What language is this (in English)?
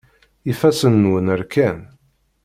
Kabyle